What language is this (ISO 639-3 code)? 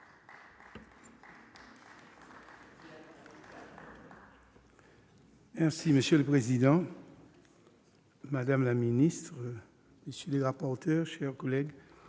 fra